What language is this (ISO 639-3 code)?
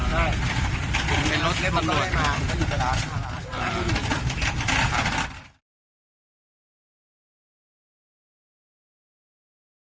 tha